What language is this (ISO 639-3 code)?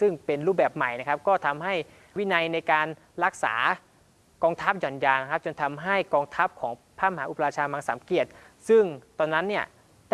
tha